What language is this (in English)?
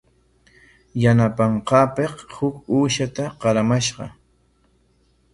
Corongo Ancash Quechua